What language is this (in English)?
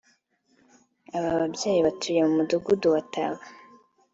Kinyarwanda